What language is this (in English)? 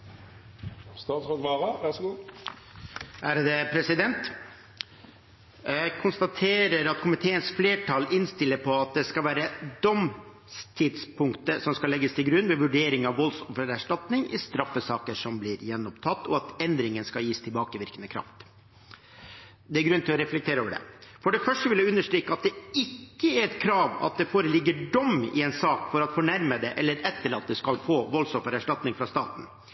Norwegian